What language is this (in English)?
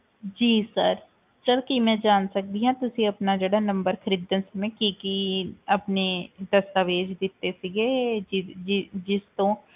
Punjabi